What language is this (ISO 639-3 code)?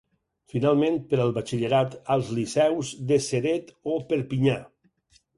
cat